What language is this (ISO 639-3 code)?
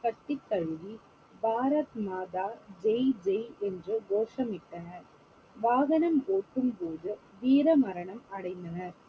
tam